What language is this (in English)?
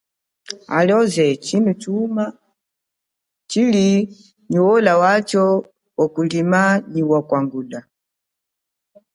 Chokwe